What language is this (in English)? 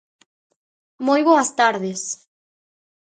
Galician